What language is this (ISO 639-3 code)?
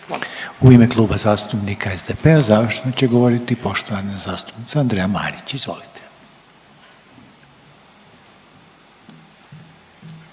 hrv